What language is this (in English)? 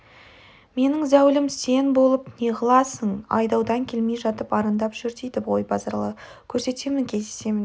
Kazakh